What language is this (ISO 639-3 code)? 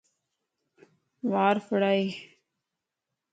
lss